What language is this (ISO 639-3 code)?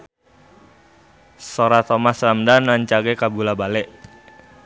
sun